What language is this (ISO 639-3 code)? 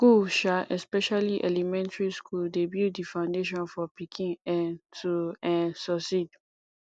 pcm